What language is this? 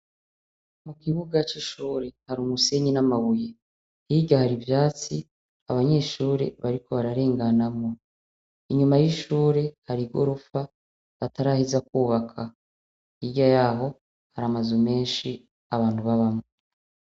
Rundi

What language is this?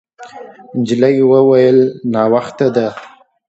Pashto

